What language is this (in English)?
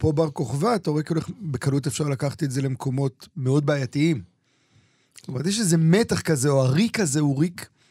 Hebrew